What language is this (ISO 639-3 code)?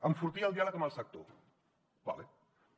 cat